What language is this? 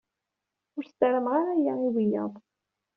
Kabyle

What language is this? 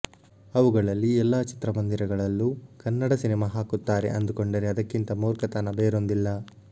Kannada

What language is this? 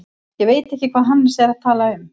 Icelandic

